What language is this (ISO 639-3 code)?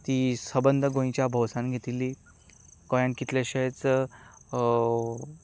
kok